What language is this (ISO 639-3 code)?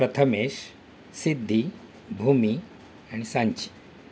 mar